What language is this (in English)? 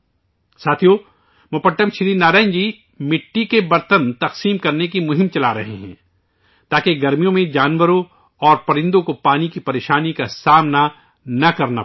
Urdu